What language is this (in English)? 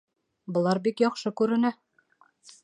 Bashkir